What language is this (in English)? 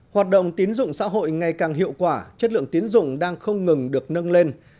Vietnamese